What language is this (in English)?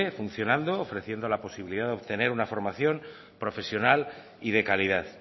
Spanish